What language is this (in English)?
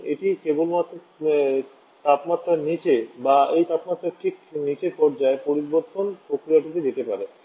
Bangla